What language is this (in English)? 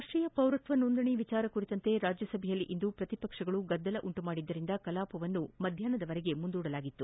Kannada